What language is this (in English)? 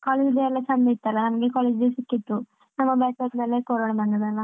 Kannada